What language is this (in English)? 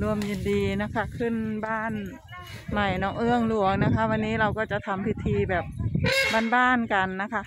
Thai